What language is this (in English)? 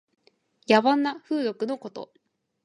Japanese